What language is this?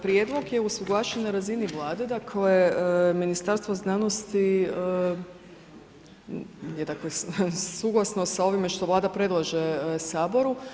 Croatian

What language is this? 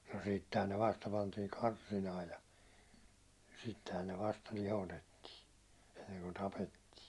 Finnish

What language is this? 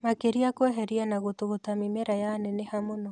Kikuyu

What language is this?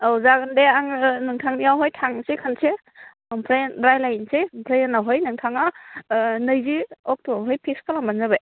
Bodo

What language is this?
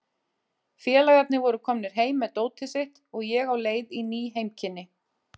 Icelandic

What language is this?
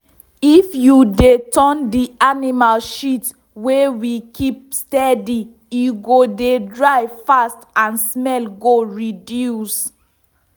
Nigerian Pidgin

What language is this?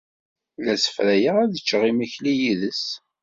Kabyle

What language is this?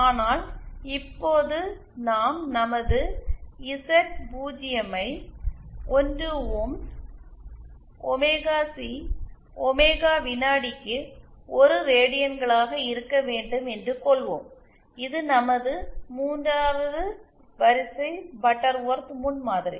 Tamil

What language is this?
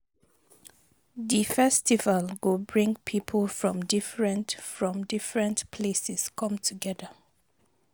Nigerian Pidgin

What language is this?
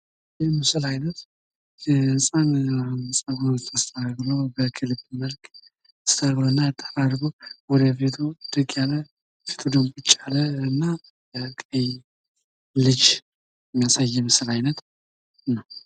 Amharic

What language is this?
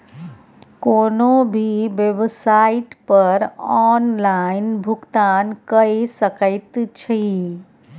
Maithili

